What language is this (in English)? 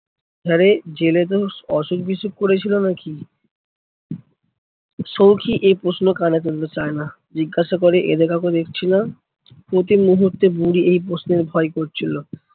Bangla